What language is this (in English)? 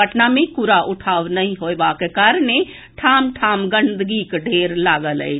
Maithili